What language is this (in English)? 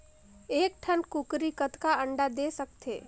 Chhattisgarhi